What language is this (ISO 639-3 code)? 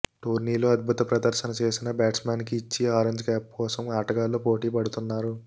tel